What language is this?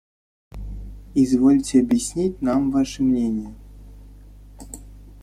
Russian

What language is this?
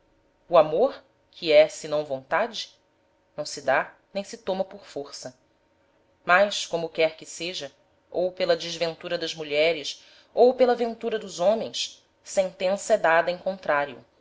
Portuguese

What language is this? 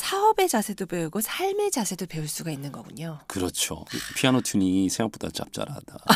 Korean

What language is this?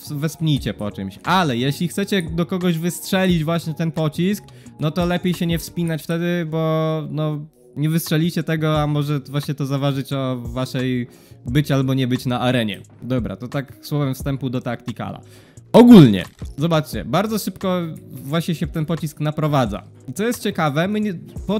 Polish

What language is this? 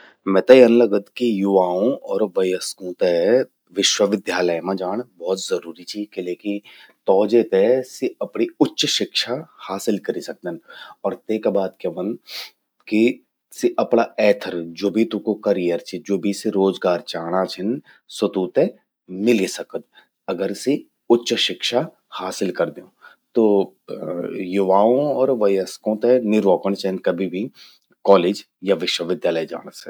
Garhwali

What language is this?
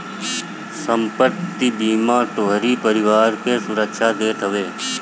Bhojpuri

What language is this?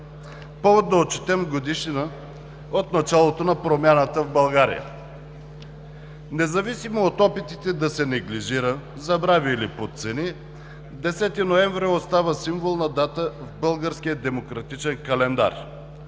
Bulgarian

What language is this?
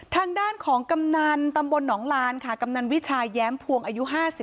Thai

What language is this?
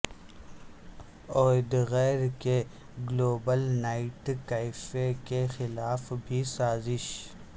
Urdu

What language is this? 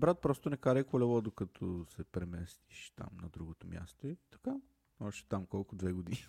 Bulgarian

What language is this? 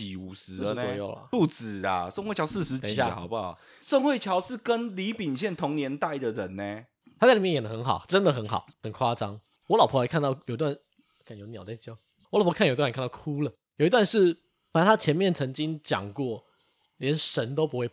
Chinese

